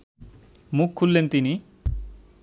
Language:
Bangla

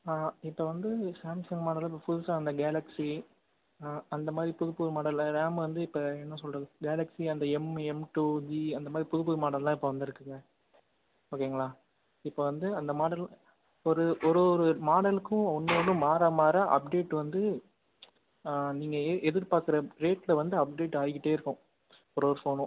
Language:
Tamil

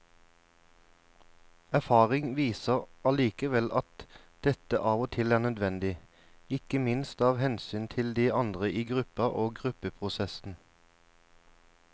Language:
Norwegian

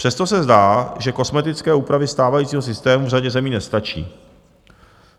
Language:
Czech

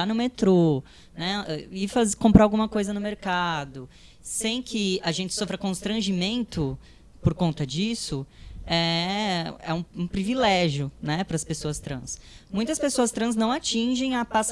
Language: Portuguese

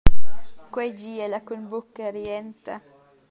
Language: Romansh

